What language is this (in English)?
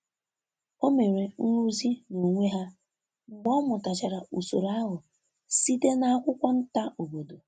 Igbo